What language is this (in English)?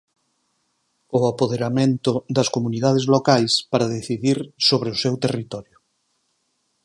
Galician